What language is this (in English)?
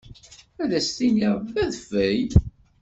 Kabyle